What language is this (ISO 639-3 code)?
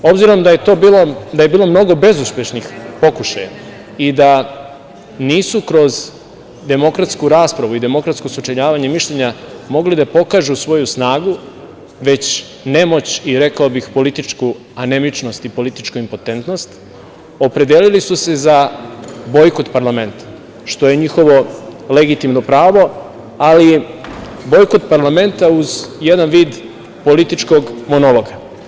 srp